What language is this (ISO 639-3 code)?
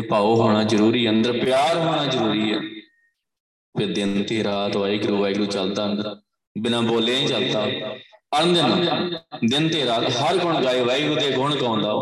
pan